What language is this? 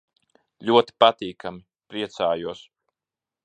Latvian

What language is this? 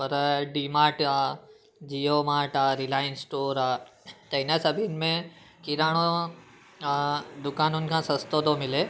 Sindhi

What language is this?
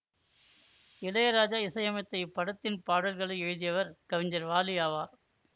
Tamil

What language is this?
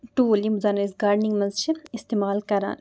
Kashmiri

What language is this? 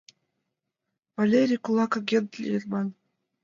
Mari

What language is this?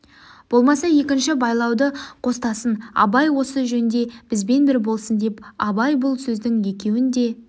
Kazakh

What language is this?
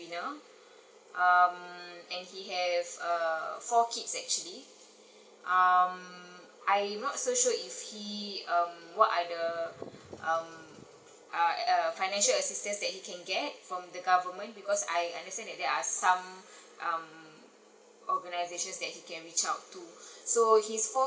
English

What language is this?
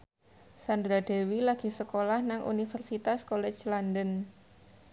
Javanese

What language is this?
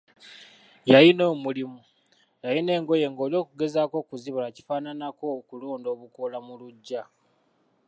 Ganda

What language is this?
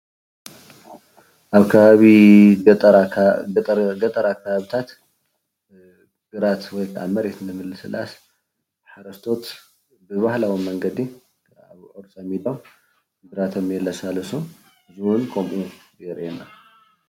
Tigrinya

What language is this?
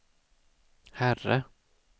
Swedish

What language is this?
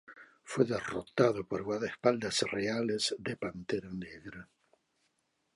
Spanish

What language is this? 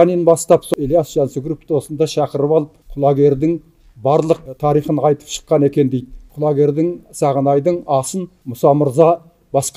Turkish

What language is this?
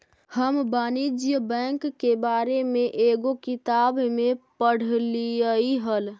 Magahi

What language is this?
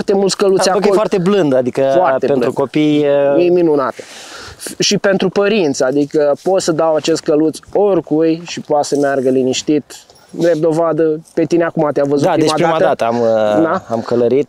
Romanian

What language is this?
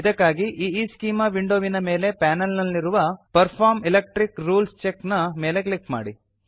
Kannada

